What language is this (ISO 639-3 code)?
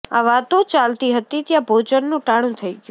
guj